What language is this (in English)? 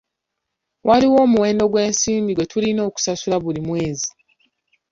Ganda